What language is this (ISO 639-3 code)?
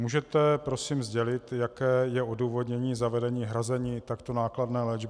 ces